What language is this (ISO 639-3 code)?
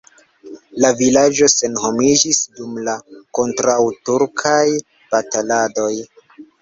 epo